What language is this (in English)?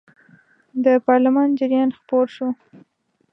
Pashto